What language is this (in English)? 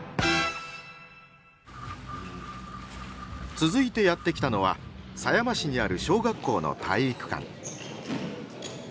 Japanese